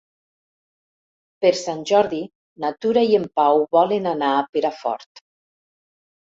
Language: Catalan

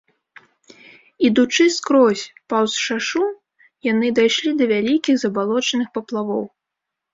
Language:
Belarusian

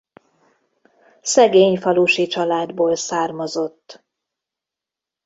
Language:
Hungarian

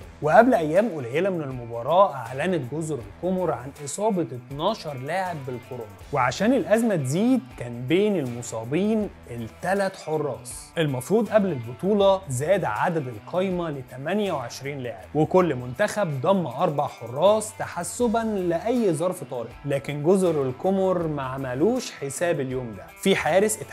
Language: Arabic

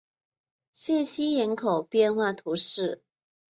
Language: Chinese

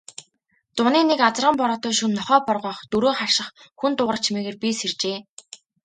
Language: Mongolian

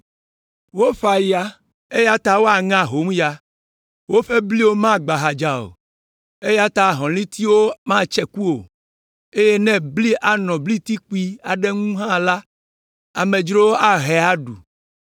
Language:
Ewe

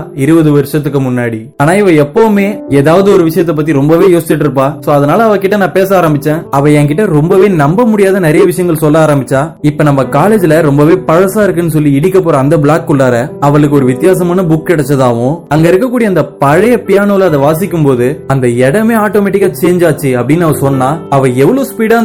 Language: Tamil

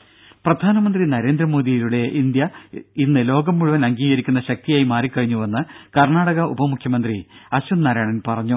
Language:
Malayalam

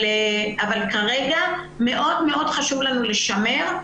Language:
Hebrew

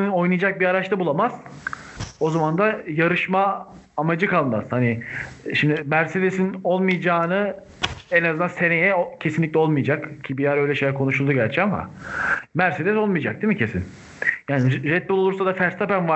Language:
Turkish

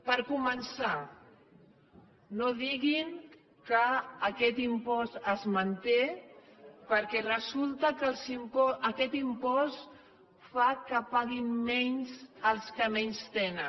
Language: Catalan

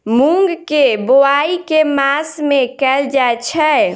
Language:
Maithili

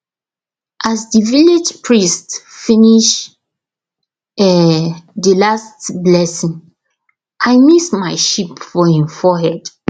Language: Nigerian Pidgin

